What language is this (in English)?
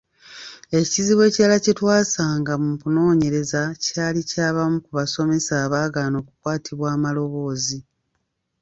Ganda